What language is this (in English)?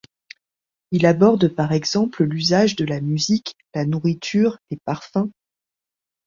French